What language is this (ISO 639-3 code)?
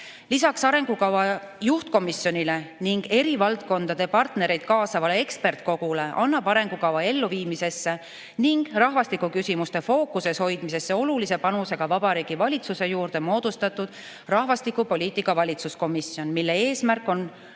est